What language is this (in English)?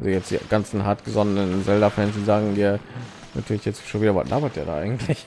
German